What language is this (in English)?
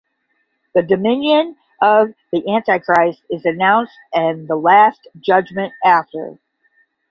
English